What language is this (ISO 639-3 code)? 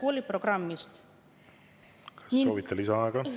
est